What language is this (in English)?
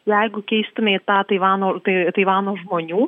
Lithuanian